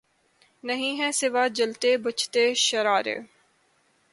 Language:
Urdu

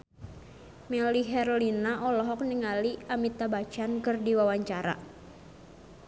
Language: Sundanese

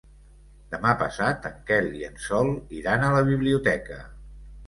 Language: Catalan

